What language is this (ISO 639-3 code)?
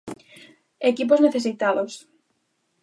glg